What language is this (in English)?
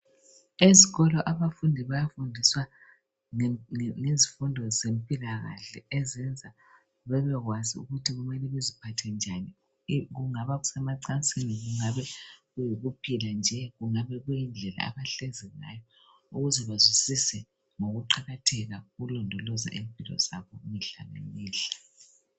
North Ndebele